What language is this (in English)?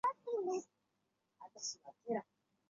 Chinese